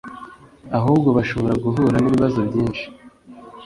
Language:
Kinyarwanda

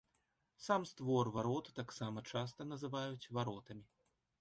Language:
Belarusian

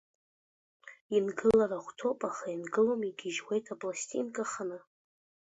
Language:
Abkhazian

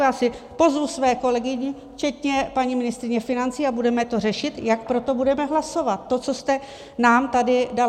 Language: Czech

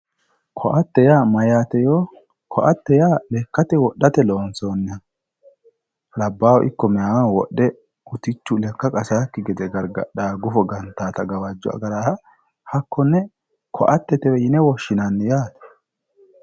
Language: Sidamo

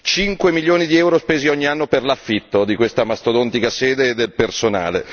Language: Italian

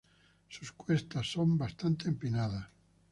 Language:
Spanish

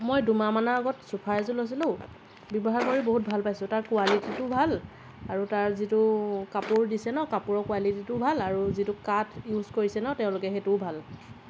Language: Assamese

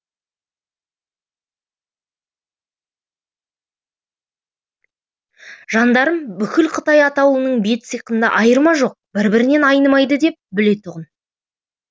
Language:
Kazakh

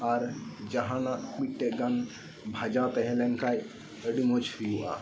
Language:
Santali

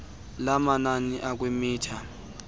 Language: Xhosa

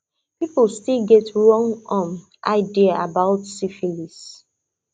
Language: Nigerian Pidgin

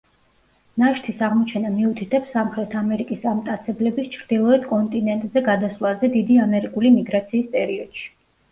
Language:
Georgian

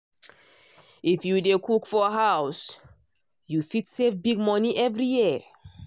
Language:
Nigerian Pidgin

